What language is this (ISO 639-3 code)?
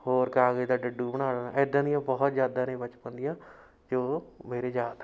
pan